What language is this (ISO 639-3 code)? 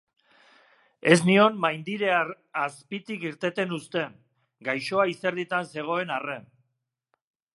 eus